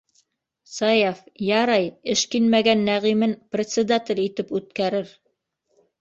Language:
Bashkir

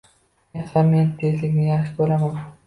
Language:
Uzbek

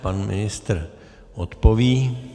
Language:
Czech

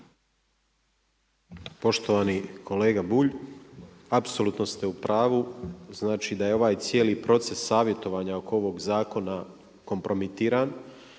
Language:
Croatian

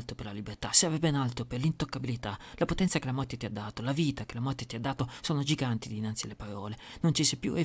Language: Italian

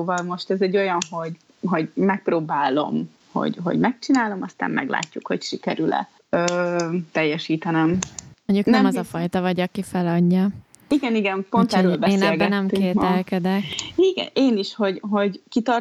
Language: Hungarian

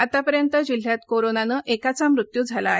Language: Marathi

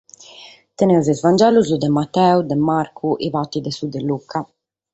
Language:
Sardinian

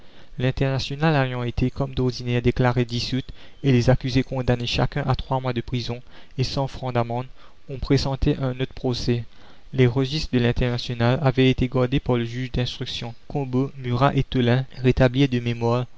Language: French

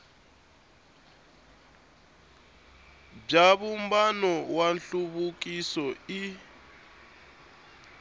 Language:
Tsonga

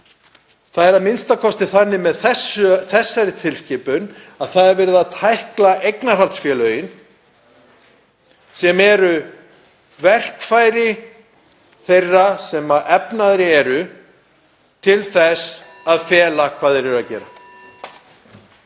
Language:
Icelandic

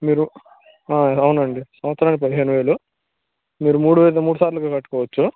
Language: Telugu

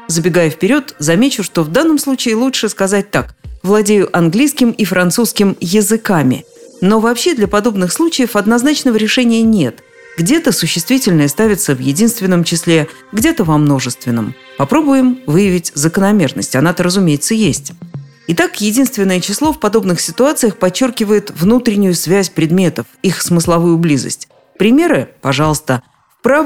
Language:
Russian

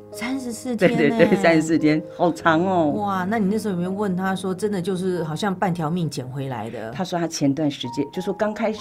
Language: Chinese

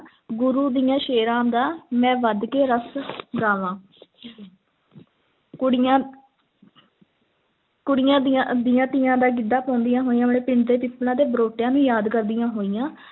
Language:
Punjabi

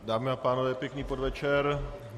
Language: Czech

